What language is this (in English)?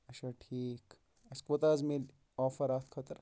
Kashmiri